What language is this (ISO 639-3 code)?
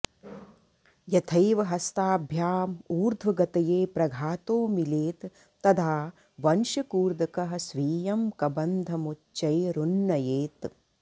san